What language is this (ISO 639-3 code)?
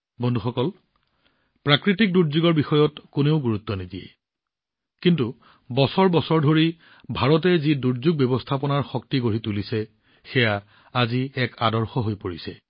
asm